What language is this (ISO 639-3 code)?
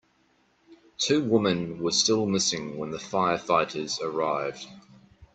eng